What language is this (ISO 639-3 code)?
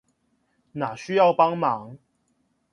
zho